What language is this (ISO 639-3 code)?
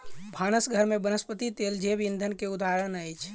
mai